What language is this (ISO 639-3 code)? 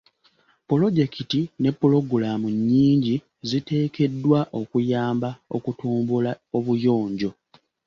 lug